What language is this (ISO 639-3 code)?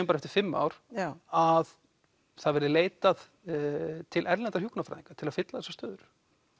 isl